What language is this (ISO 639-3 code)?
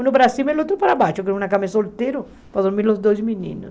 por